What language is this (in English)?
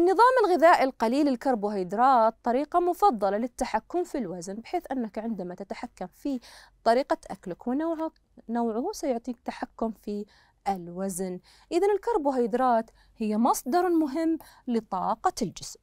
Arabic